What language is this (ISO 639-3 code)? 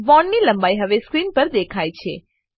guj